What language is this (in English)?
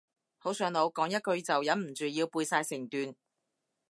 Cantonese